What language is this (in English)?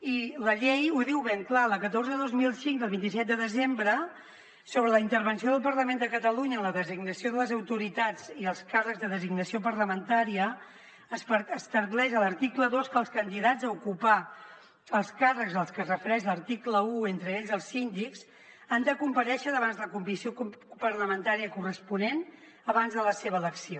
Catalan